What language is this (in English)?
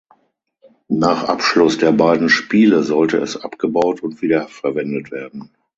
German